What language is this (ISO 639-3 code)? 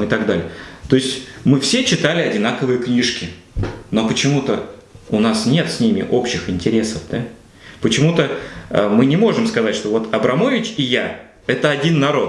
rus